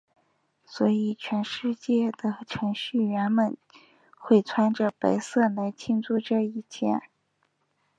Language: Chinese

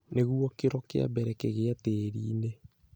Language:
Kikuyu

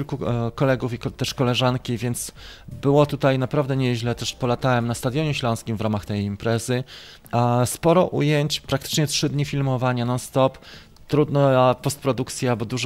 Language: Polish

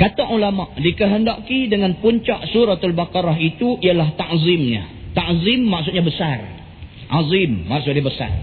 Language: Malay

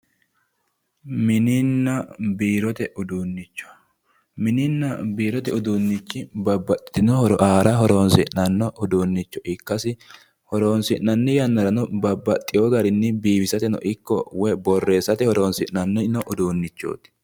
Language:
Sidamo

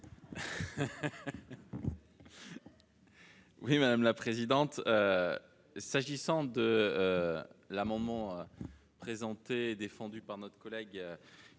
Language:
French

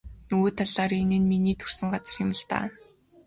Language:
Mongolian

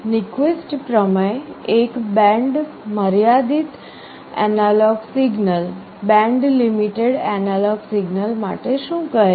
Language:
Gujarati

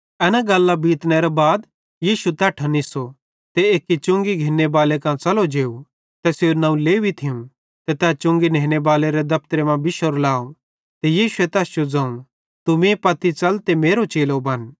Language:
Bhadrawahi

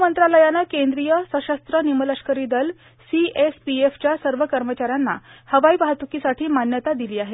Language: Marathi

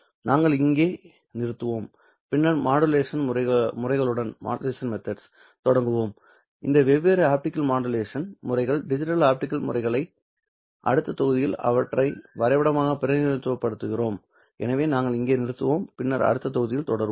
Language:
Tamil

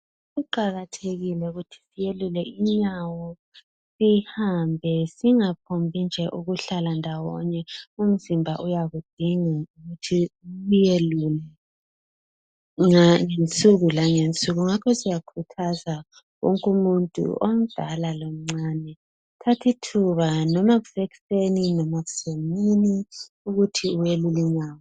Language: North Ndebele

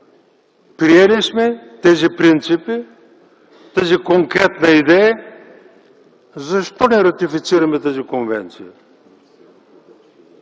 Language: Bulgarian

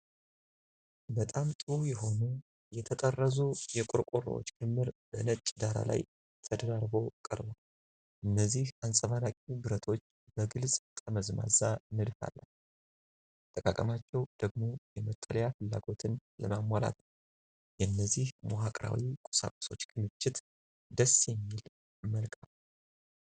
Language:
Amharic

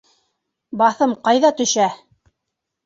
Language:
Bashkir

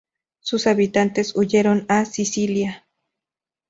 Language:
Spanish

